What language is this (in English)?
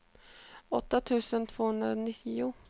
Swedish